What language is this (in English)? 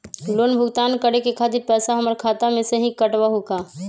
Magahi